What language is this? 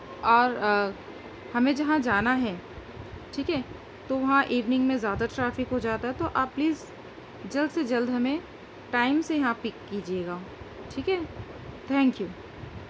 Urdu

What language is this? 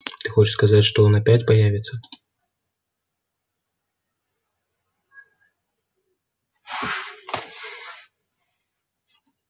Russian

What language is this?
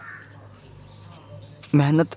Dogri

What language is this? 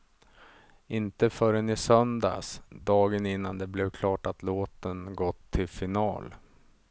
Swedish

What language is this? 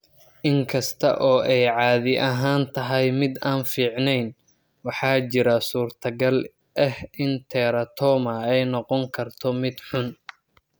Somali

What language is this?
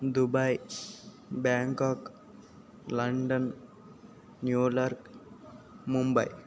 Telugu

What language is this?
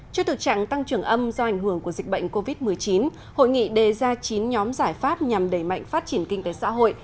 Vietnamese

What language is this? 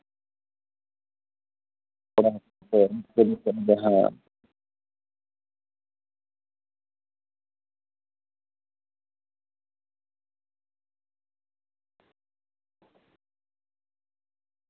Santali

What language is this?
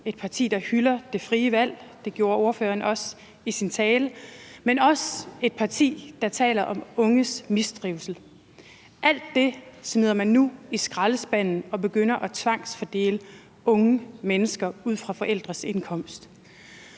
Danish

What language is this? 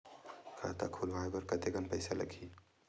Chhattisgarhi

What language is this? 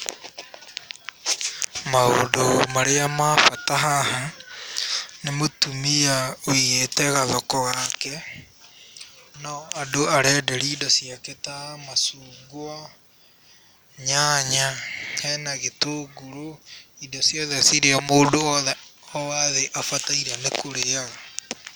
Kikuyu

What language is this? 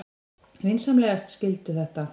Icelandic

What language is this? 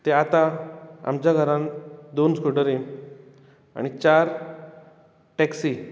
Konkani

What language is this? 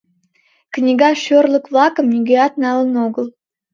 Mari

